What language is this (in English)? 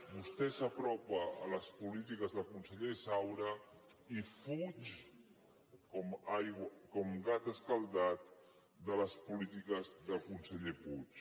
Catalan